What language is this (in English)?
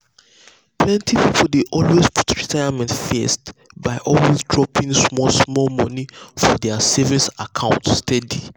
Nigerian Pidgin